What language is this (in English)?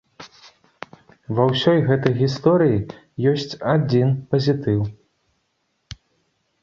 Belarusian